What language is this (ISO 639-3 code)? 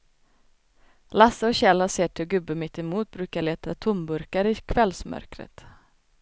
swe